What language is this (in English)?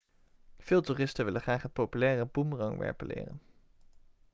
Dutch